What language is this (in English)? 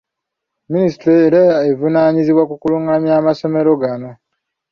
Ganda